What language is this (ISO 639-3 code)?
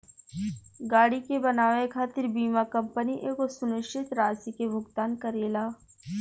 bho